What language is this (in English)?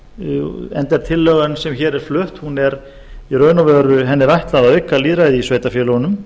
Icelandic